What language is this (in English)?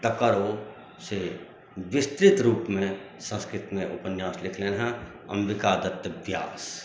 Maithili